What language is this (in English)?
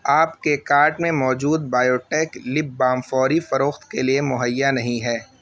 Urdu